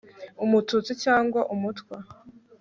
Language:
Kinyarwanda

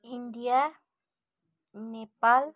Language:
Nepali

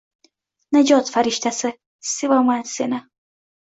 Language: Uzbek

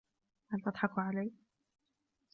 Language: Arabic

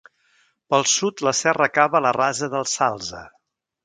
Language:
Catalan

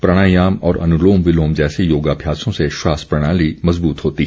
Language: Hindi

